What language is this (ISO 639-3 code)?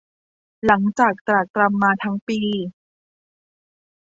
tha